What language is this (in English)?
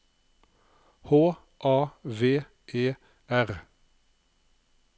Norwegian